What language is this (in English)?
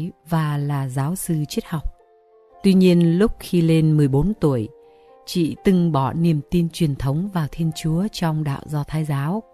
Vietnamese